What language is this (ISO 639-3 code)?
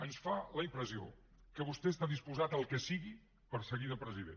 cat